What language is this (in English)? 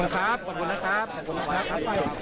Thai